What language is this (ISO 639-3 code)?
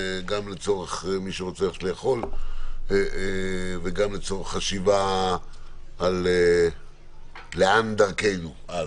heb